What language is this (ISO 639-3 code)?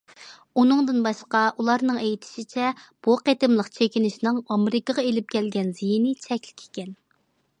uig